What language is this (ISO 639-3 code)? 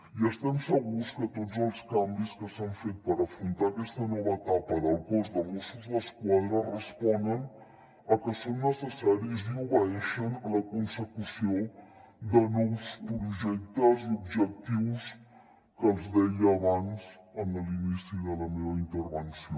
cat